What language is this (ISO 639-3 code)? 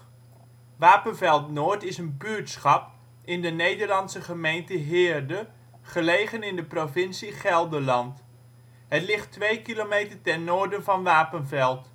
nld